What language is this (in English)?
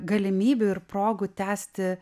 Lithuanian